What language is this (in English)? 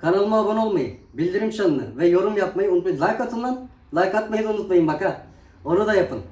Turkish